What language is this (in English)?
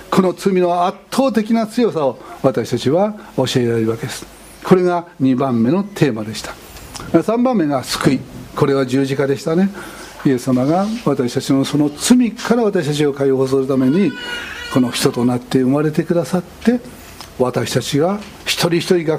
Japanese